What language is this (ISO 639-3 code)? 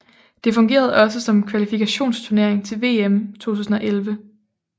dan